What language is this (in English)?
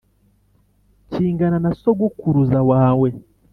Kinyarwanda